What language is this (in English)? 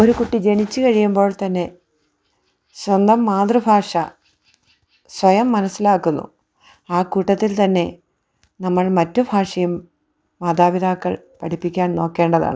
Malayalam